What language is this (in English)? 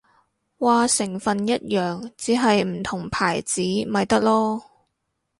Cantonese